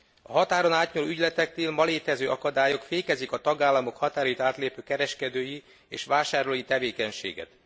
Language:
Hungarian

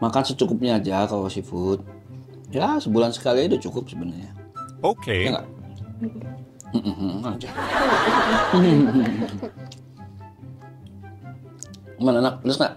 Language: Indonesian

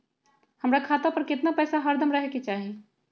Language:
Magahi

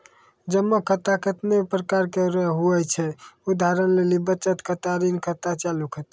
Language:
Maithili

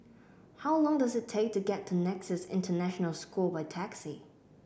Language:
English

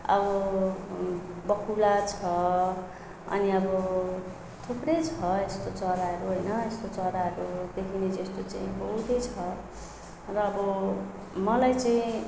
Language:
Nepali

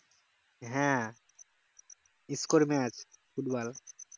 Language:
Bangla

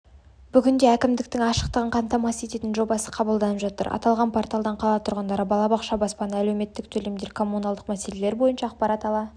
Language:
Kazakh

